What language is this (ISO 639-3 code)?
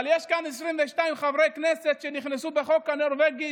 heb